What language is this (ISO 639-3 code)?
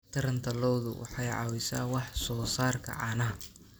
som